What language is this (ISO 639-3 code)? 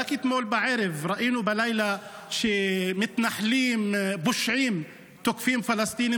heb